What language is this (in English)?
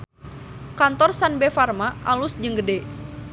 Sundanese